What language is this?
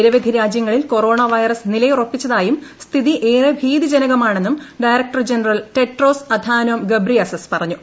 Malayalam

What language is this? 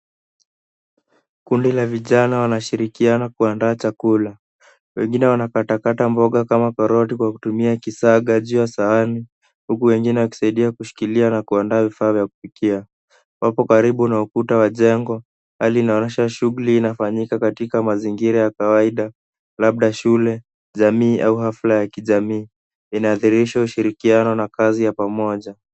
Swahili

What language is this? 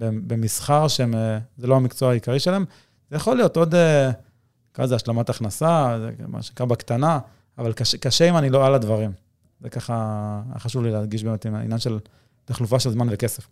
Hebrew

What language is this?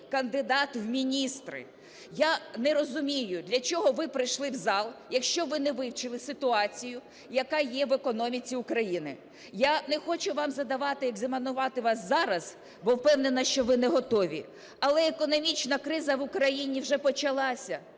Ukrainian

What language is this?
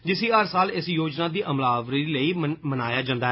Dogri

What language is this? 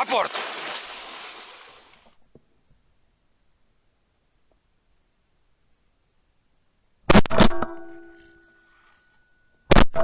Russian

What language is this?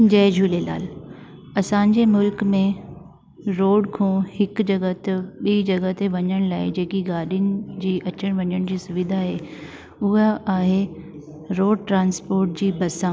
Sindhi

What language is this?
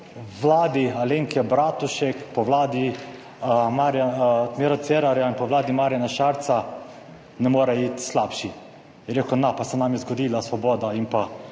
Slovenian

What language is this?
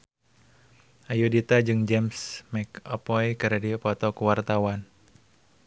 Sundanese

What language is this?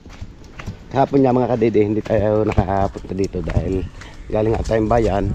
Filipino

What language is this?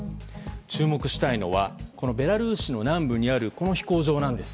Japanese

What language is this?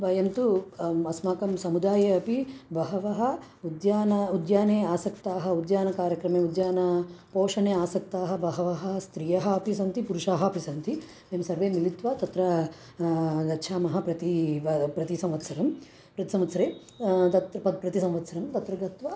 Sanskrit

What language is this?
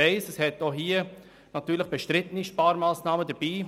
Swiss German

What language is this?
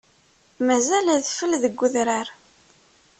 Kabyle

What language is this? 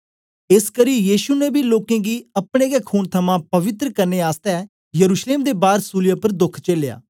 Dogri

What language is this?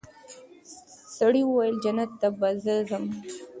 Pashto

